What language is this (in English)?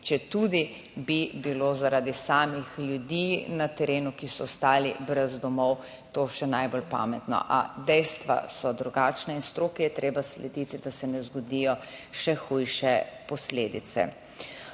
Slovenian